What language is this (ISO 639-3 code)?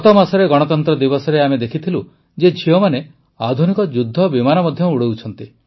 ori